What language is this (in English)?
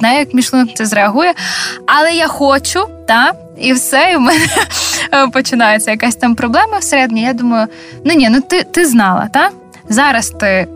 Ukrainian